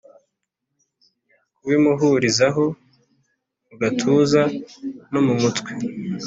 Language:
Kinyarwanda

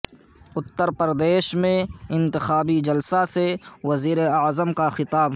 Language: Urdu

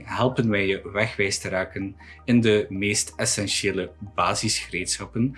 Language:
Dutch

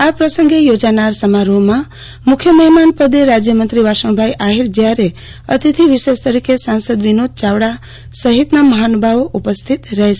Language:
Gujarati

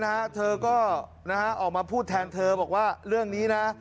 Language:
Thai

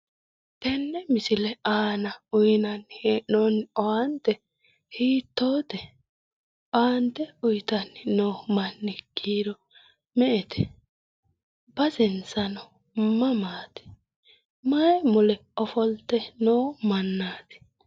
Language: Sidamo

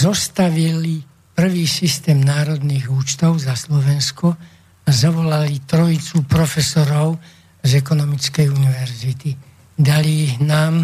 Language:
Slovak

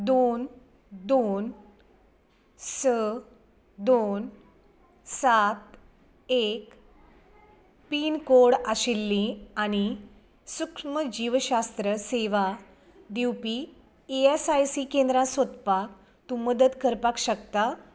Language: Konkani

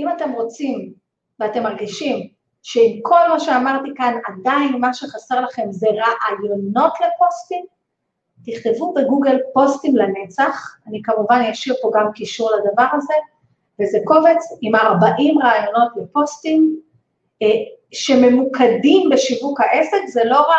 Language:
Hebrew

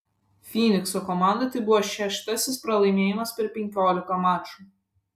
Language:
Lithuanian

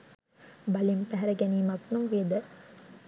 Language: Sinhala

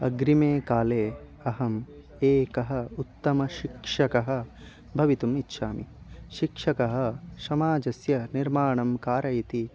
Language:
Sanskrit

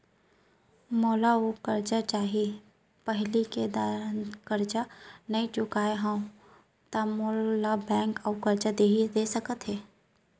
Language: Chhattisgarhi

